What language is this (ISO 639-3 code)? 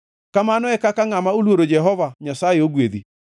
luo